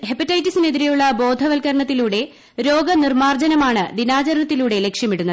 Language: Malayalam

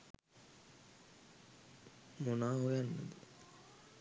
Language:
Sinhala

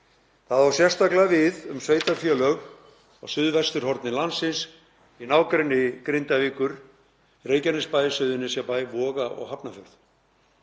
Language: Icelandic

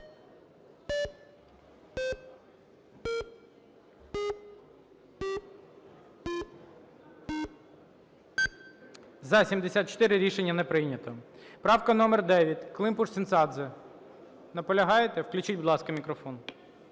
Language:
Ukrainian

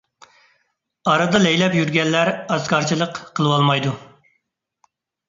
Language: Uyghur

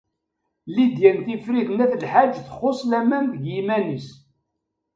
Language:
Kabyle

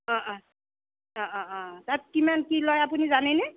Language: Assamese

